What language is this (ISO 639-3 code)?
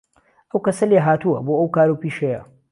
ckb